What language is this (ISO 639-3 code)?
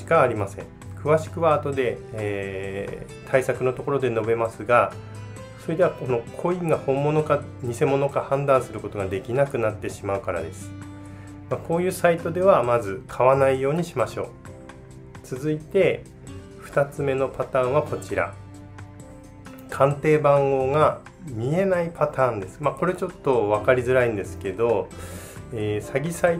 jpn